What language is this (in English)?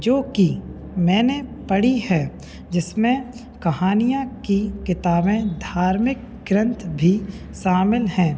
Hindi